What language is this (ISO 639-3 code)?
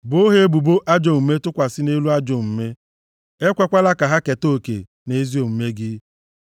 ibo